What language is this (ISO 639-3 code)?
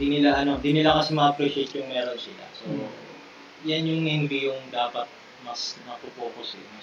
fil